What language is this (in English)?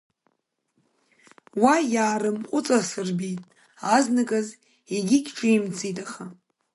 Abkhazian